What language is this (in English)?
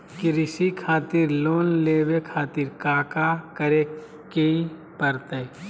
Magahi